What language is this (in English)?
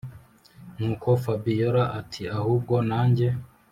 Kinyarwanda